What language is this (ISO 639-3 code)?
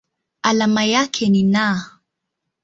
swa